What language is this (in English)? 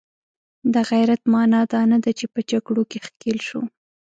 Pashto